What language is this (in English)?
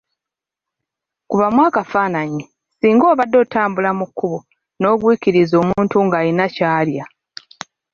Ganda